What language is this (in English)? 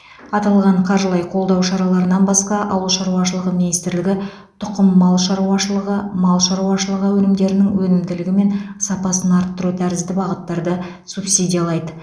Kazakh